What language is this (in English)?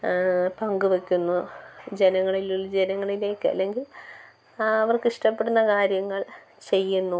Malayalam